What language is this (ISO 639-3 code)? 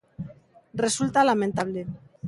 glg